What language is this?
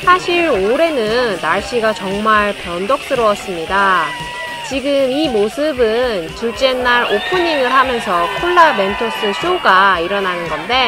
Korean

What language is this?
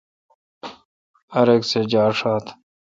Kalkoti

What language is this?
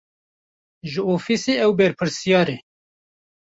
Kurdish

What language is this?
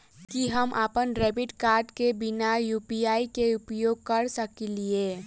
Maithili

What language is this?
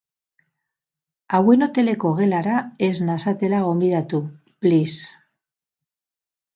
Basque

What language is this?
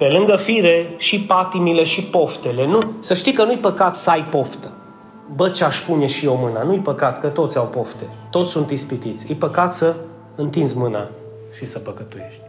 Romanian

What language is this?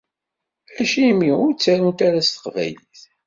Kabyle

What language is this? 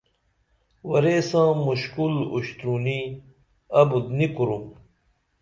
Dameli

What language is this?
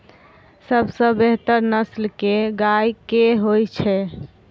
Maithili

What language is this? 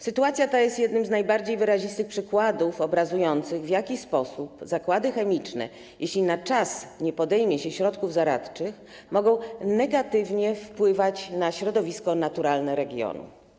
Polish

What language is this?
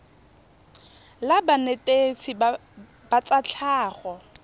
Tswana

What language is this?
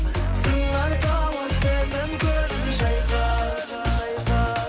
Kazakh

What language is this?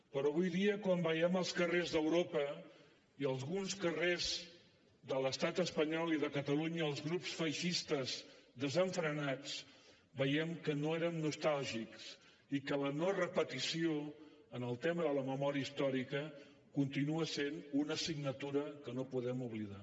Catalan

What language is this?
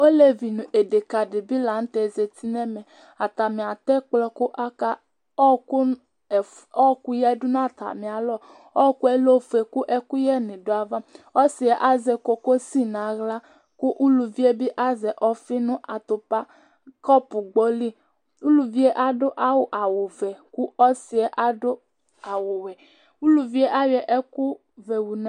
Ikposo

